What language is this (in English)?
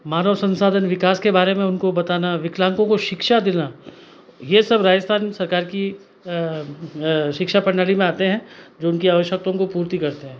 Hindi